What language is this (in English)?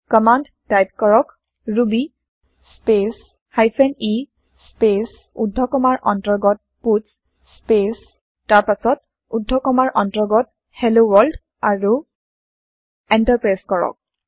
Assamese